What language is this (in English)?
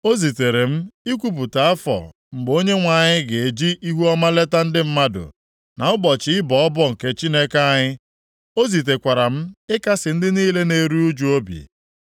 Igbo